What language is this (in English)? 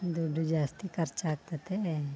Kannada